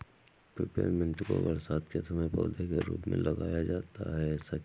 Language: Hindi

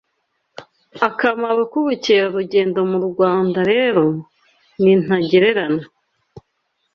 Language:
Kinyarwanda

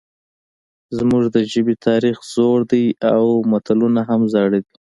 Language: Pashto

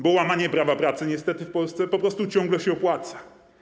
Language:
Polish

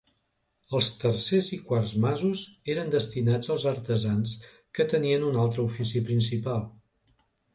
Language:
Catalan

